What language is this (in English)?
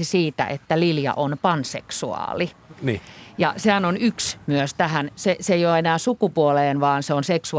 Finnish